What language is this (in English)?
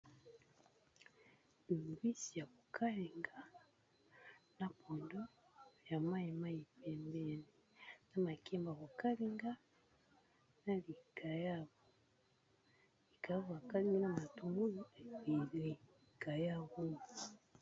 Lingala